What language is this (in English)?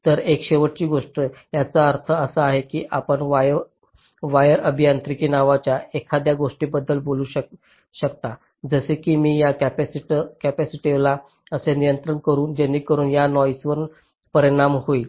Marathi